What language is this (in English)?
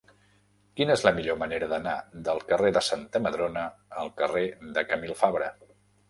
Catalan